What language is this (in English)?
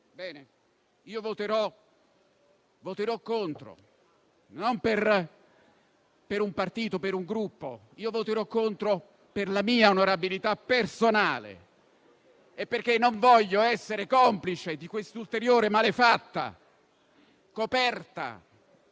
Italian